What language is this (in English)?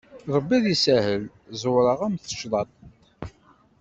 Kabyle